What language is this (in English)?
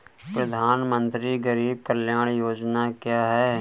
Hindi